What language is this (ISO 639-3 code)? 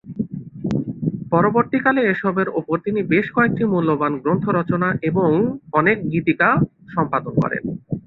ben